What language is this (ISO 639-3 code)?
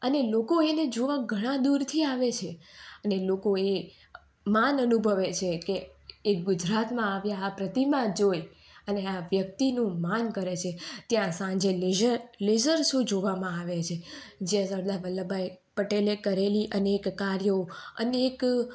guj